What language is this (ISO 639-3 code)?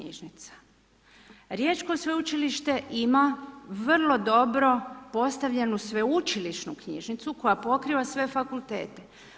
hrv